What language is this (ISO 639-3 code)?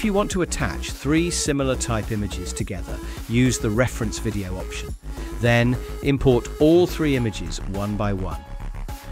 eng